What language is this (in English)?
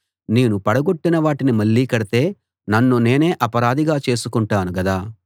Telugu